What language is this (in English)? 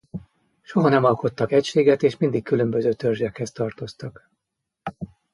Hungarian